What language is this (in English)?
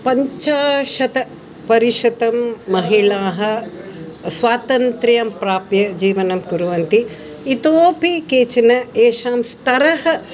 Sanskrit